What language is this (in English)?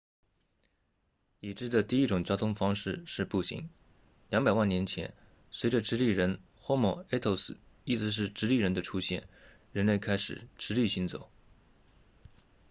Chinese